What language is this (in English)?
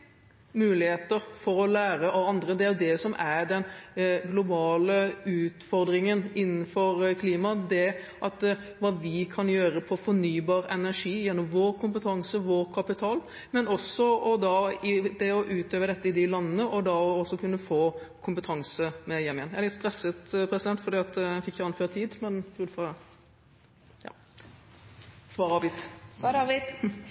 Norwegian Bokmål